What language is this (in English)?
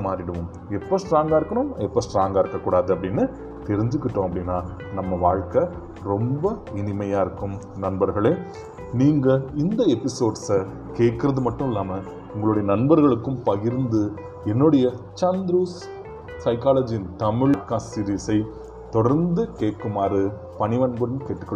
Tamil